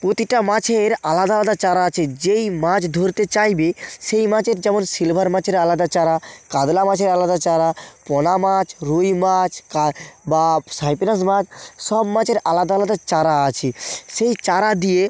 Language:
Bangla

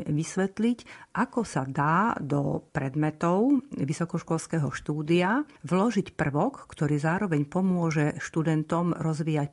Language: Slovak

